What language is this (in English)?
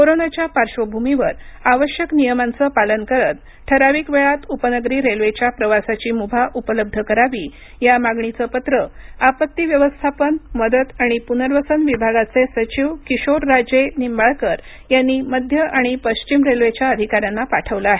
Marathi